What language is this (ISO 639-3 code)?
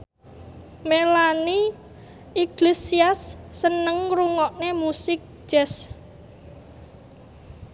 jav